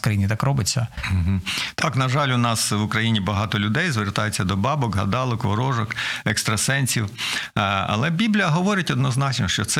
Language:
Ukrainian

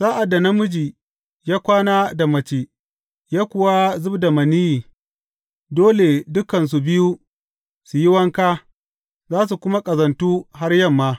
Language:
Hausa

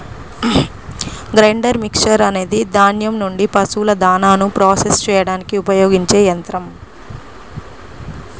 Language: Telugu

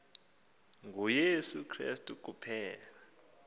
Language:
Xhosa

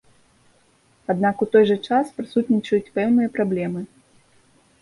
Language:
Belarusian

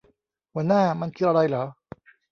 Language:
Thai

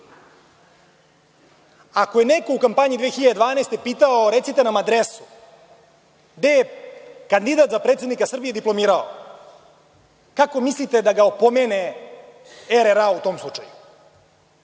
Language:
Serbian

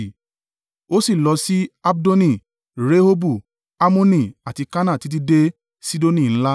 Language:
Yoruba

